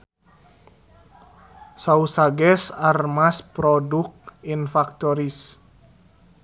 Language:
Sundanese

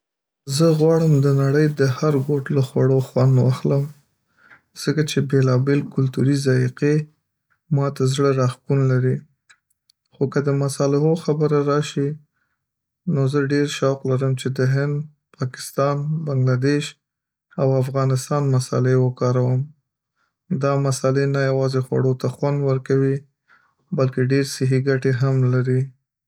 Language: Pashto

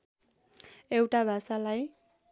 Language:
Nepali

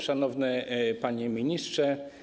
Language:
Polish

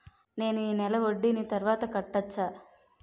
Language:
Telugu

